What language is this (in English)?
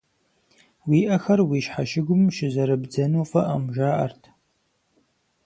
Kabardian